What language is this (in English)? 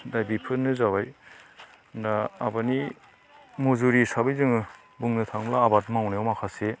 Bodo